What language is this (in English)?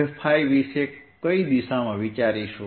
Gujarati